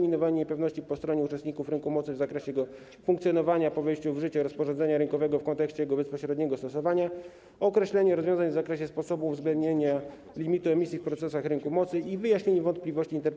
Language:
Polish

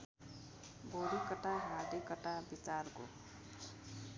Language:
Nepali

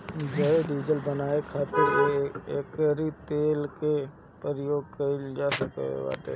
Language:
Bhojpuri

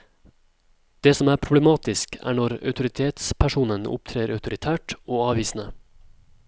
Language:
Norwegian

